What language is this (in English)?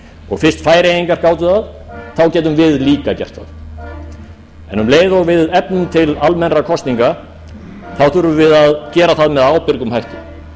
Icelandic